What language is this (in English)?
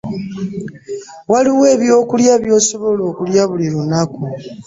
Ganda